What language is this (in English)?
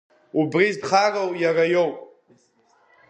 Abkhazian